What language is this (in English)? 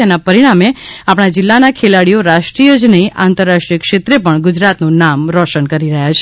Gujarati